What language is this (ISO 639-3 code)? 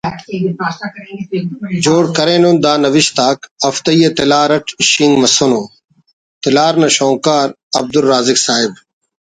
brh